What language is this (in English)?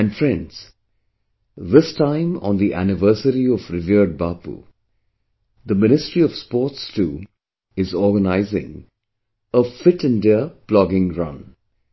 English